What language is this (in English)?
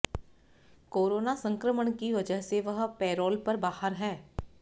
Hindi